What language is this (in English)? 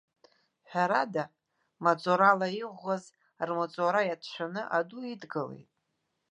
Abkhazian